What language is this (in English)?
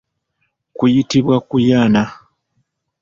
Ganda